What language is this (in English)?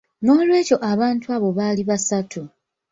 Ganda